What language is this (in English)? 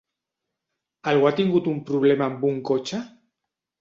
Catalan